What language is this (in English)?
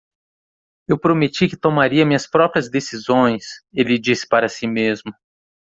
Portuguese